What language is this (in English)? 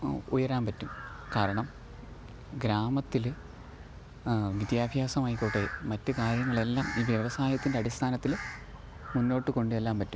Malayalam